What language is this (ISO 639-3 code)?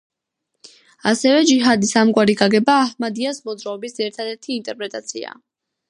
kat